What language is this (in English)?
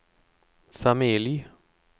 Swedish